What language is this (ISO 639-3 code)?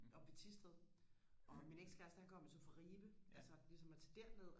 dan